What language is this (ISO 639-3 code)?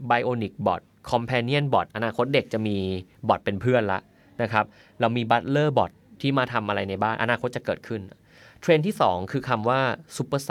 tha